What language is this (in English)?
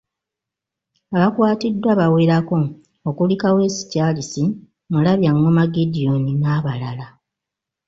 Ganda